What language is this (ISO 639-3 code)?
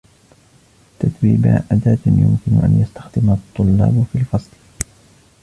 ara